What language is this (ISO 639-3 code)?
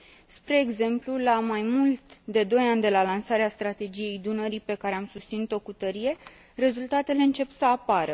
ron